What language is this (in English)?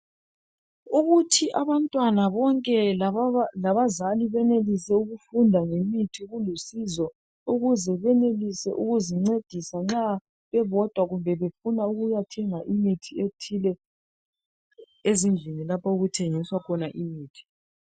North Ndebele